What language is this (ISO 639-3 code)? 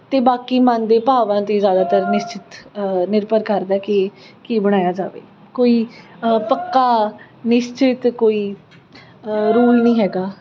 pan